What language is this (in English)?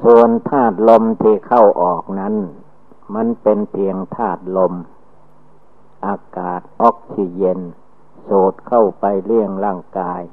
Thai